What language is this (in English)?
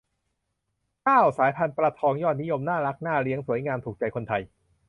Thai